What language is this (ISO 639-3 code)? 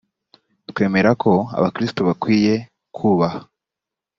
kin